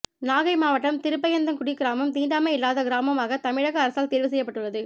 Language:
Tamil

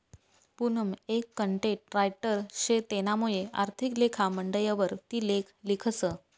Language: Marathi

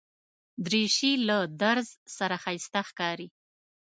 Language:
Pashto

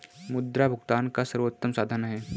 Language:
Hindi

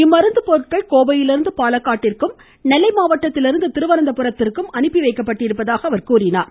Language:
Tamil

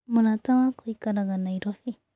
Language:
Kikuyu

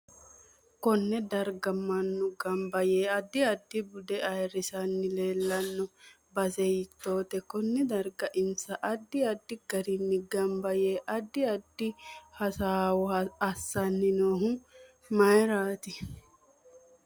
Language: Sidamo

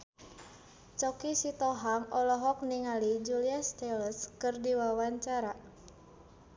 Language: Sundanese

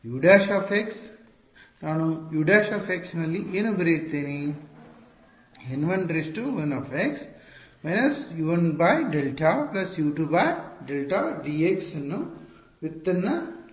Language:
Kannada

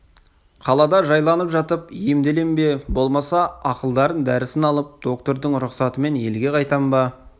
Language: Kazakh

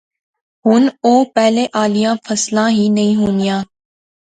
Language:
Pahari-Potwari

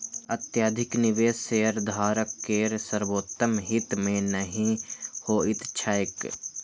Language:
Maithili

